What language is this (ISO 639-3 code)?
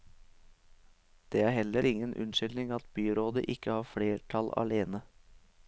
nor